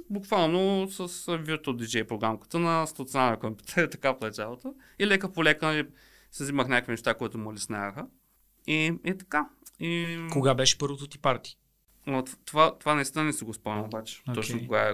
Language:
Bulgarian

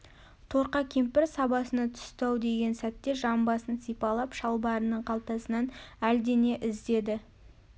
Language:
Kazakh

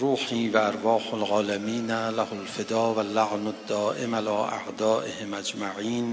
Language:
Persian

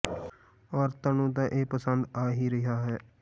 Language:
Punjabi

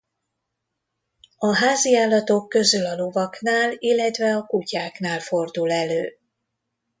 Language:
Hungarian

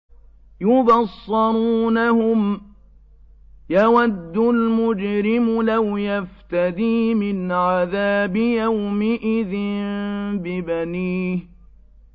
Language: Arabic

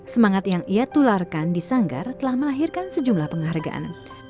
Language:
Indonesian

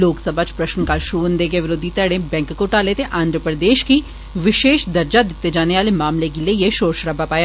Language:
Dogri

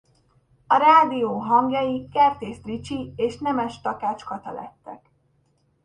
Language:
Hungarian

